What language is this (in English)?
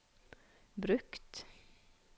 Norwegian